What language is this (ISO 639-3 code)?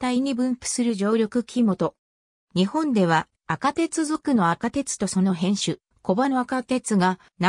jpn